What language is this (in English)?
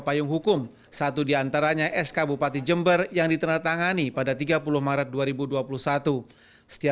Indonesian